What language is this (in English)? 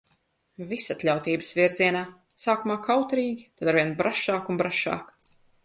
Latvian